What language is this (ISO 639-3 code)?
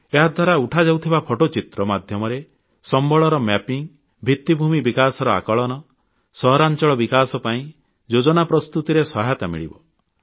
ori